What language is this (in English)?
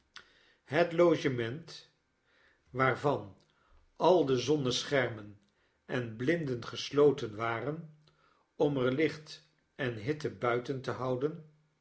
Dutch